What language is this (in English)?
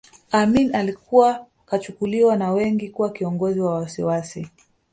Swahili